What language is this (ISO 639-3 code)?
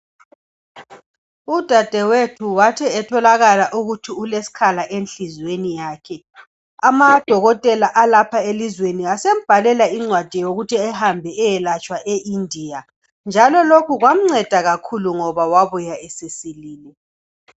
nde